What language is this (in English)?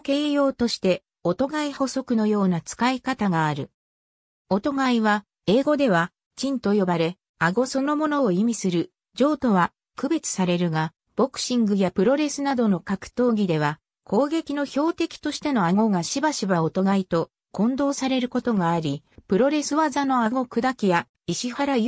Japanese